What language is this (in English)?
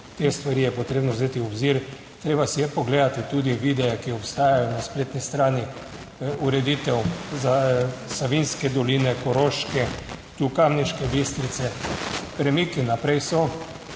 Slovenian